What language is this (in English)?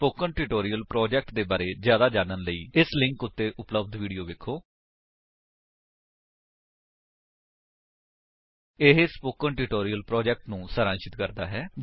Punjabi